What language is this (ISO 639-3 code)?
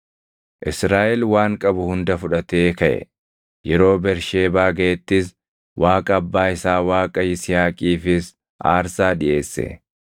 orm